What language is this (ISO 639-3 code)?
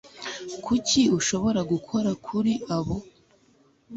kin